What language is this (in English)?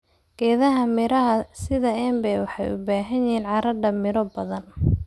Somali